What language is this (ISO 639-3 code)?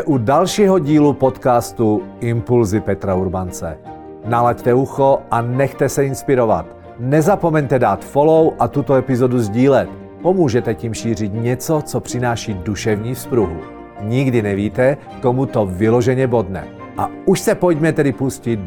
ces